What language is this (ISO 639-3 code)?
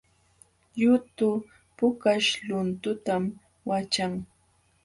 qxw